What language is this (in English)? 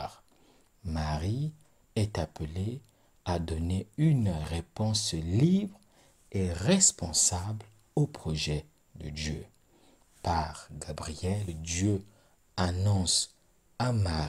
French